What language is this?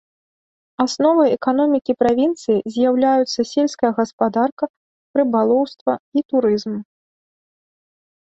Belarusian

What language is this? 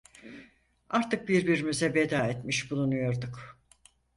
Turkish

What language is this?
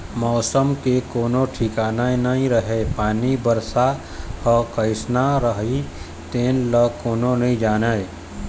Chhattisgarhi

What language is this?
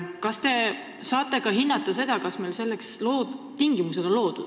Estonian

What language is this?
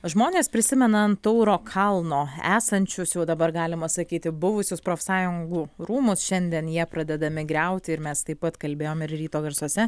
Lithuanian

